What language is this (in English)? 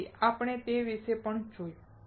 Gujarati